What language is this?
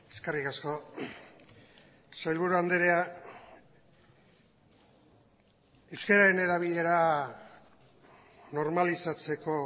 Basque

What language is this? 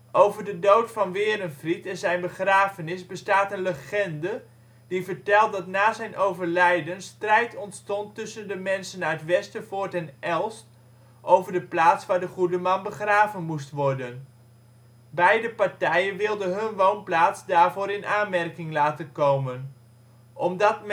Dutch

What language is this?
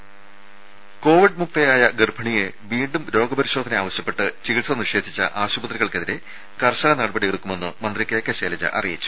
Malayalam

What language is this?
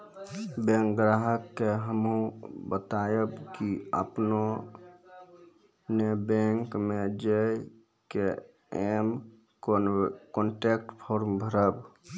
Maithili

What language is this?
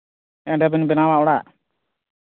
Santali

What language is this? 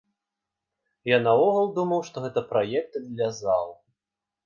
Belarusian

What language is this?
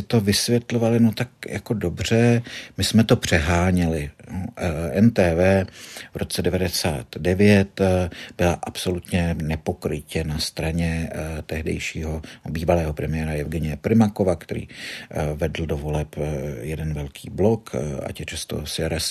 Czech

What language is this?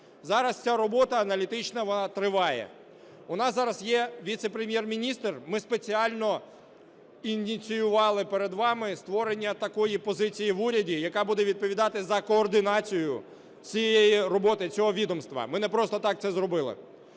Ukrainian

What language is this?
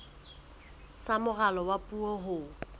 Southern Sotho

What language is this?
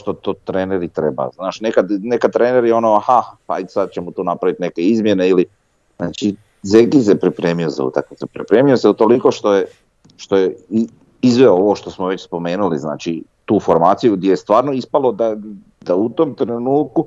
Croatian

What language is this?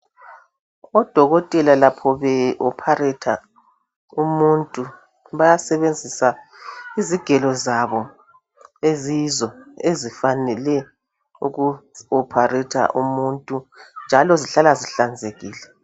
North Ndebele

